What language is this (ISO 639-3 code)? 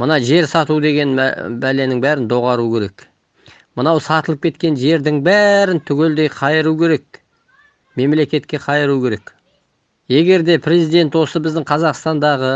tur